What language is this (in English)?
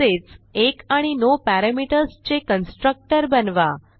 Marathi